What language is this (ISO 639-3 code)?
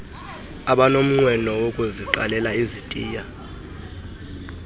xho